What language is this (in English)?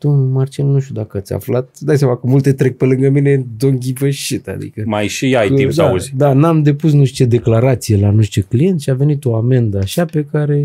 Romanian